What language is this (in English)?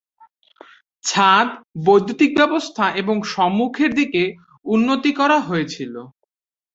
Bangla